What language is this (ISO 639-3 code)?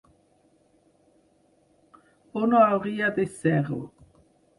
cat